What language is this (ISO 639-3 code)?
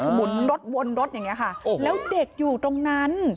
tha